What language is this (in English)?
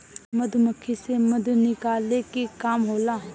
Bhojpuri